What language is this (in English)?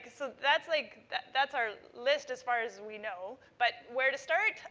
English